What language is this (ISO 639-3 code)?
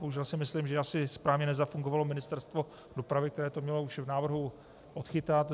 ces